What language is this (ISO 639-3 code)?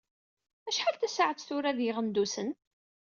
kab